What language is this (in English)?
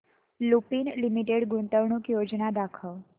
Marathi